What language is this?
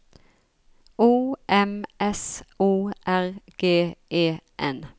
Norwegian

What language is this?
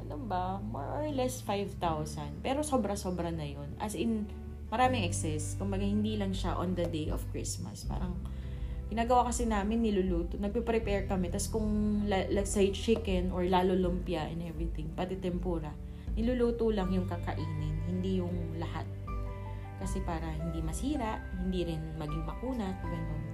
Filipino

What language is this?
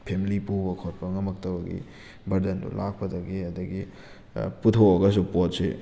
Manipuri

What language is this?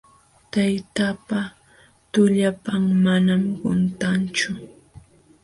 Jauja Wanca Quechua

